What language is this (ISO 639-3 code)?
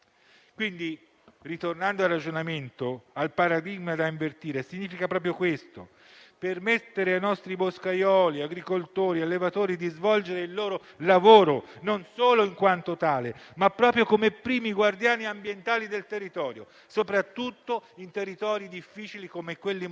ita